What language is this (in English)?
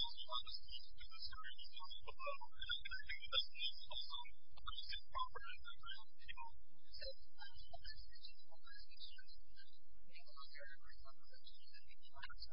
English